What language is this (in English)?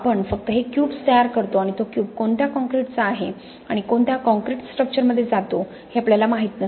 Marathi